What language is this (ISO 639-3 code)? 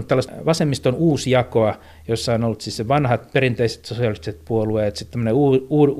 fin